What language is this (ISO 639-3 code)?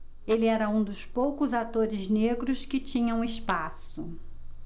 por